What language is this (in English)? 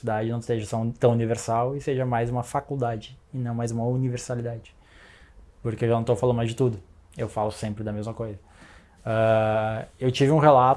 Portuguese